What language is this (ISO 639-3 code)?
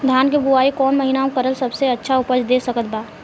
bho